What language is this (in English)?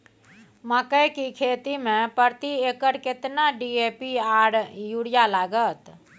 Maithili